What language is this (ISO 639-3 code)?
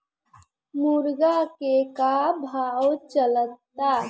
bho